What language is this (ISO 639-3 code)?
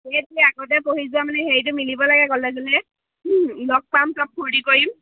asm